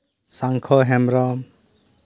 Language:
Santali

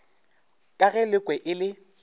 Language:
Northern Sotho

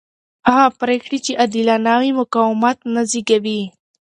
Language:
Pashto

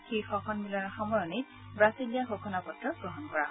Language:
Assamese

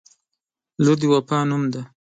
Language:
Pashto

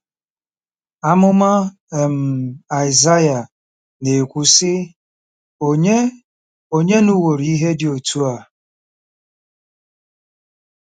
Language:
Igbo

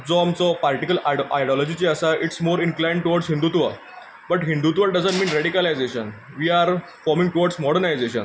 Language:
Konkani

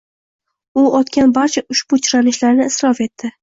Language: Uzbek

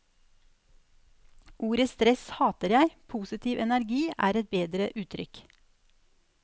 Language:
Norwegian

